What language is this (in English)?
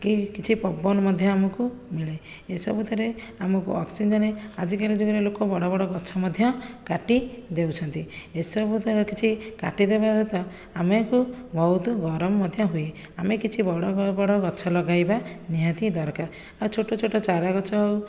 Odia